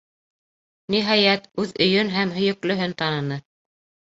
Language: Bashkir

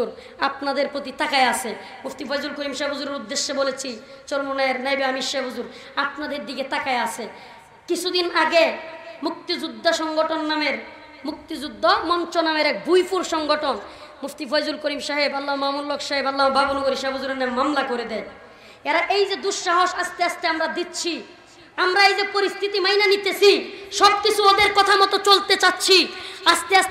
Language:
Romanian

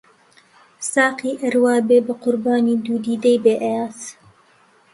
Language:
Central Kurdish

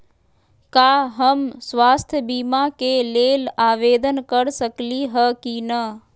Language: Magahi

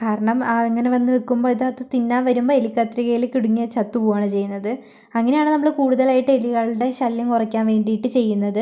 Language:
Malayalam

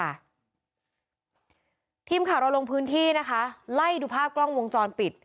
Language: Thai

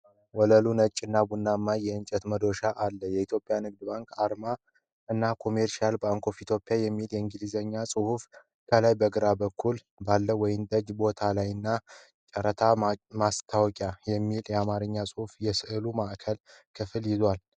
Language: Amharic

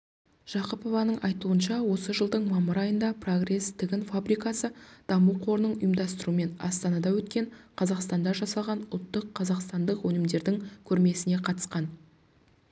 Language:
Kazakh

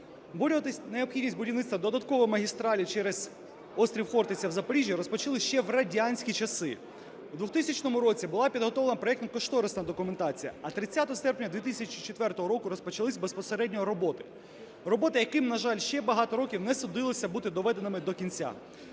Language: Ukrainian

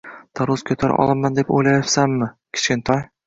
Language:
Uzbek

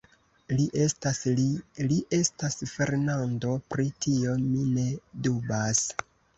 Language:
Esperanto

